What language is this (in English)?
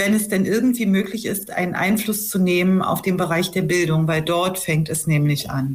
German